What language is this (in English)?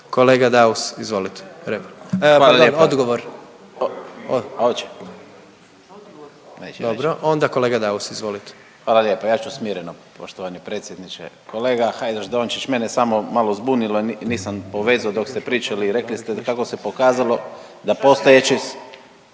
Croatian